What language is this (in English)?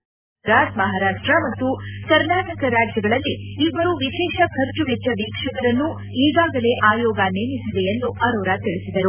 Kannada